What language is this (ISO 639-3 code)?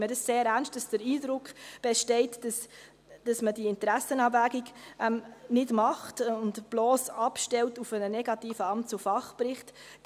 gsw